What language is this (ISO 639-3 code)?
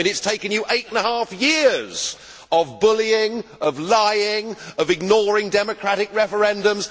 eng